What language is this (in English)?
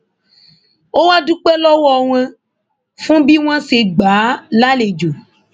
Yoruba